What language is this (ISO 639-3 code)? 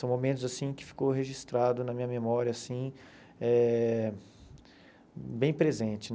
por